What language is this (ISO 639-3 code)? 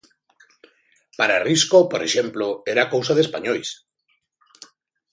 glg